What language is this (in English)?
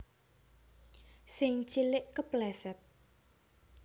Javanese